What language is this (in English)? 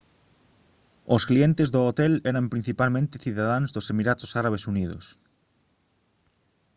Galician